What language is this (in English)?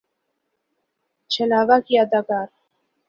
Urdu